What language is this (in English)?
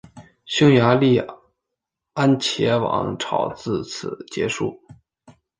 Chinese